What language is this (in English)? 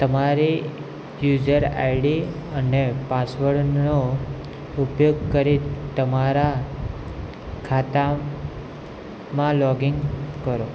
Gujarati